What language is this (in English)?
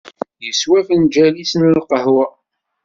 Kabyle